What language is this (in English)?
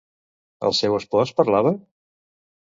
Catalan